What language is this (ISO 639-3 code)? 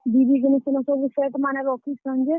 ori